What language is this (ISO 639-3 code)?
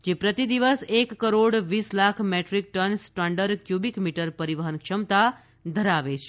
guj